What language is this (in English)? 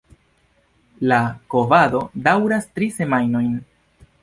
Esperanto